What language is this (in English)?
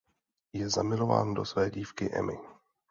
Czech